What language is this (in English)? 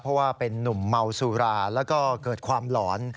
Thai